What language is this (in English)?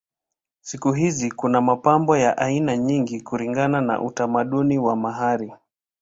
Swahili